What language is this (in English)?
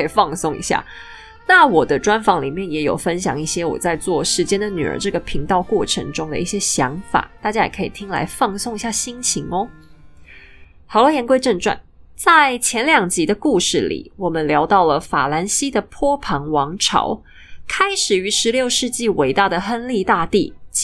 Chinese